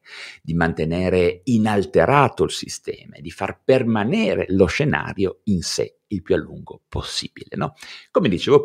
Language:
Italian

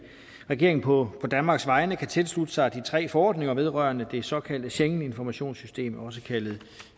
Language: Danish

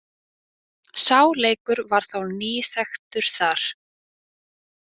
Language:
Icelandic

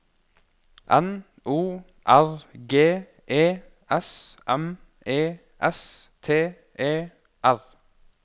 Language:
Norwegian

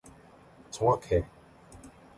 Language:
Korean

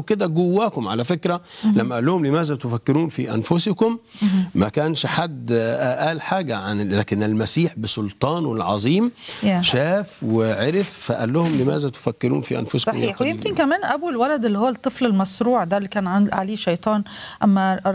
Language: Arabic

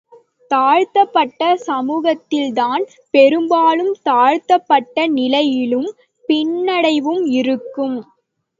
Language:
Tamil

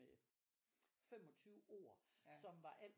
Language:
Danish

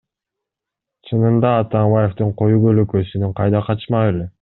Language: Kyrgyz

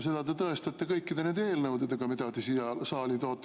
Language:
Estonian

